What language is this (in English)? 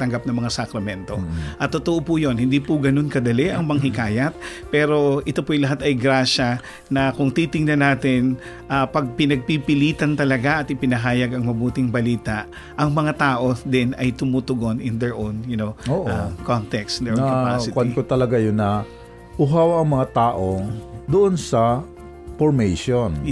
Filipino